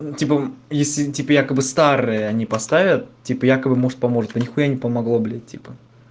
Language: Russian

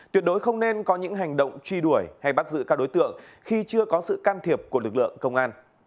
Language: Vietnamese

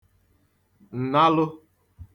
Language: Igbo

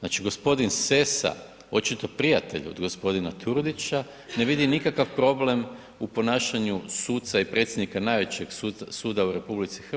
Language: Croatian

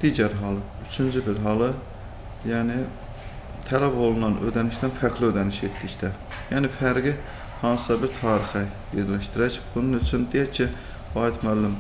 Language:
Turkish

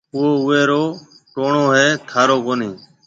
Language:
Marwari (Pakistan)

